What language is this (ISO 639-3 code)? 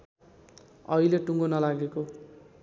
nep